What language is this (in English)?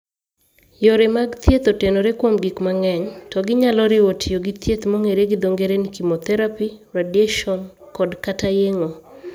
Luo (Kenya and Tanzania)